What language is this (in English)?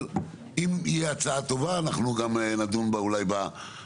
Hebrew